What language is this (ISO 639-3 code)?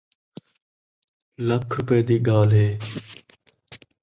skr